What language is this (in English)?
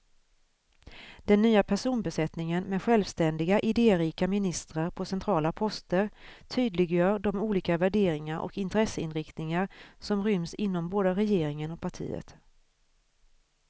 Swedish